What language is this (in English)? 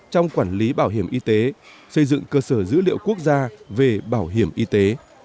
Vietnamese